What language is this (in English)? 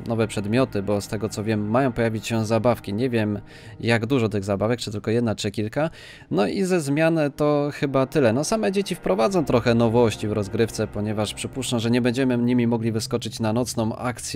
Polish